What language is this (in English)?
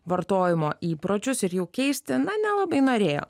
Lithuanian